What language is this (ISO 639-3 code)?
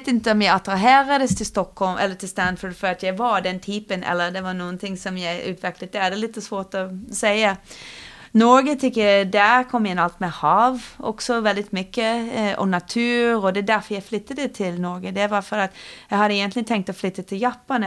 swe